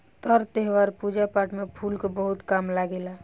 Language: Bhojpuri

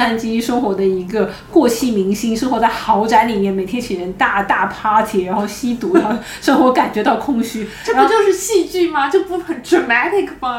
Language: Chinese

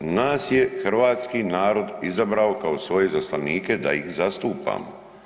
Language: Croatian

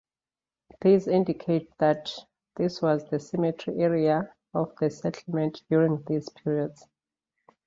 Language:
English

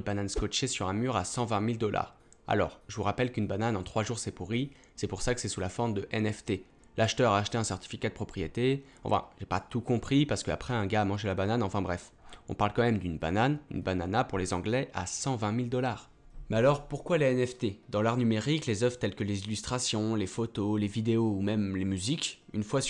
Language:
French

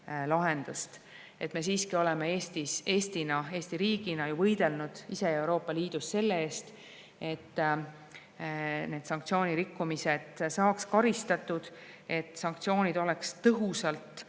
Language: Estonian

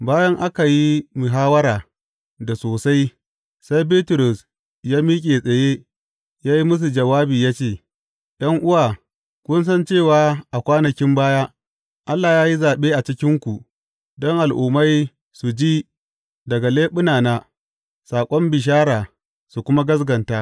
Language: Hausa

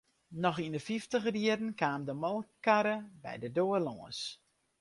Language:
Western Frisian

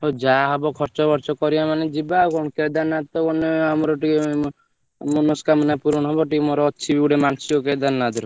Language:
Odia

